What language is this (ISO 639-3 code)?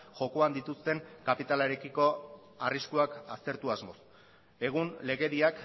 eus